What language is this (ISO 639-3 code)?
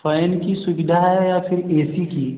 hin